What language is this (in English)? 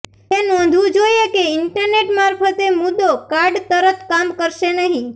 Gujarati